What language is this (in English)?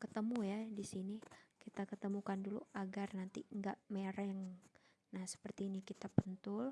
Indonesian